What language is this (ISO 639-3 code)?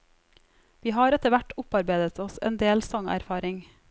nor